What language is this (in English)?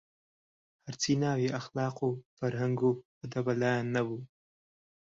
Central Kurdish